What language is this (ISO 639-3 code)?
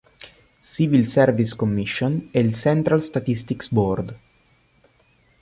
ita